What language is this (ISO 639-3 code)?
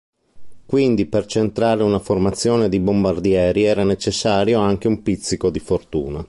ita